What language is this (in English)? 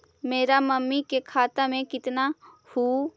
Magahi